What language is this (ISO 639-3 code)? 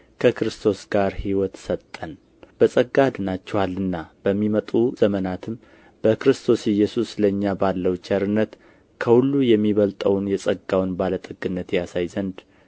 amh